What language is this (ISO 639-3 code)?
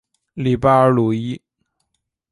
zho